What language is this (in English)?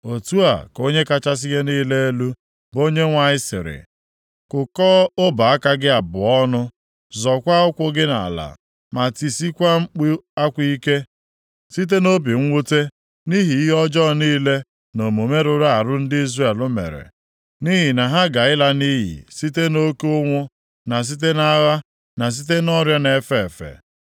Igbo